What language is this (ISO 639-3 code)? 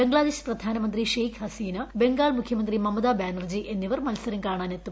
mal